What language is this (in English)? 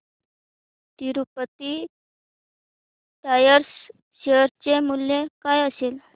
Marathi